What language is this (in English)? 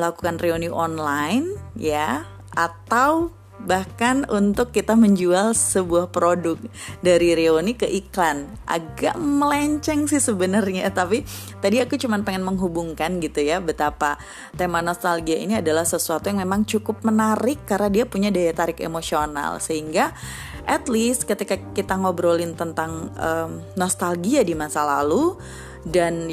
Indonesian